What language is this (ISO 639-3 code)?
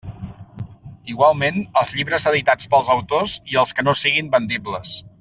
cat